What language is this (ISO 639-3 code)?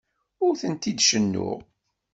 kab